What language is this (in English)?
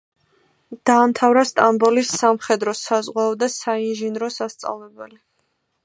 Georgian